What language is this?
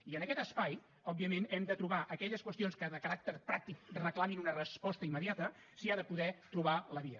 Catalan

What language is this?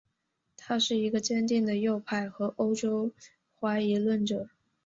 Chinese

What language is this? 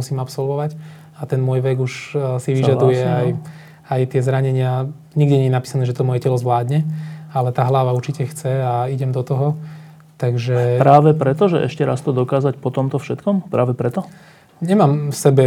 Slovak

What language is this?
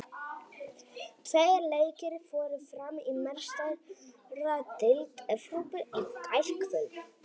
Icelandic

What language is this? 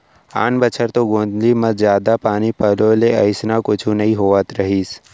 Chhattisgarhi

